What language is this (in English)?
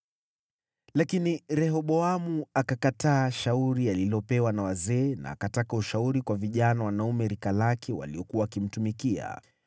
Swahili